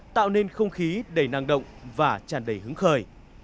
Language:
Vietnamese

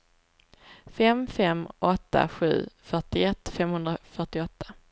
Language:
Swedish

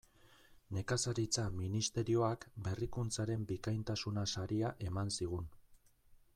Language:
Basque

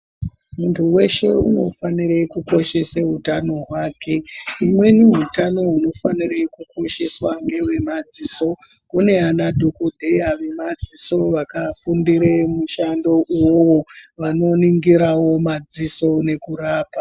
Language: Ndau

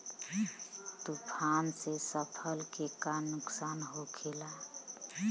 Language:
Bhojpuri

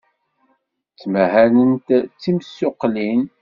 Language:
Kabyle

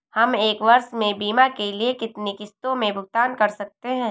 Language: Hindi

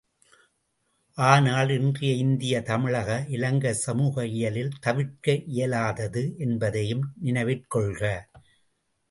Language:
Tamil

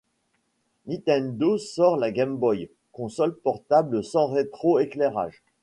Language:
French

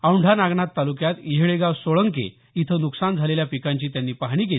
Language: Marathi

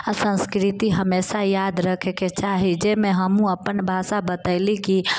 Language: Maithili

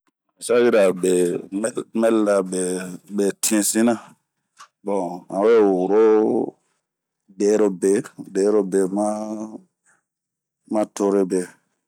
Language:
Bomu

